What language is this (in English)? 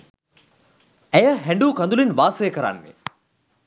Sinhala